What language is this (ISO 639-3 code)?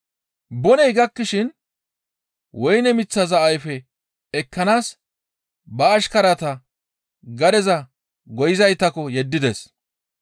gmv